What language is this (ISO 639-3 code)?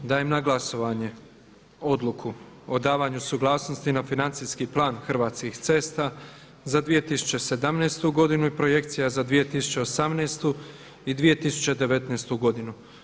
hrv